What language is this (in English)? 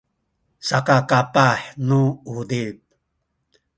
Sakizaya